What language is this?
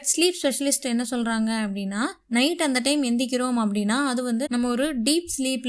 Tamil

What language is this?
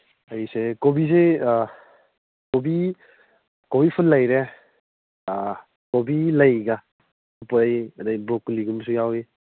Manipuri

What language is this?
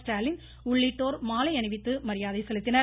Tamil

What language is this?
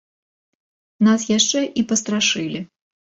Belarusian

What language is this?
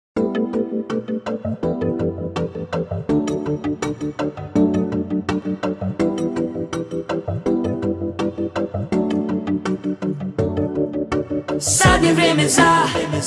Romanian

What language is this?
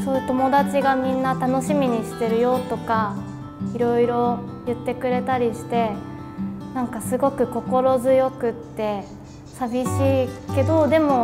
Japanese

